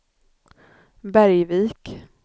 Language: Swedish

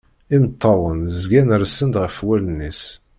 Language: Kabyle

